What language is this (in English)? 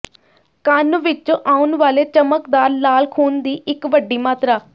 Punjabi